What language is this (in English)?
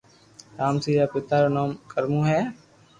Loarki